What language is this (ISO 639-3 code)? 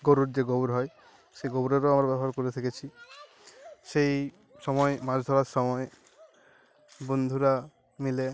ben